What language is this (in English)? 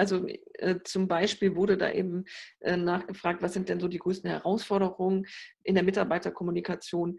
German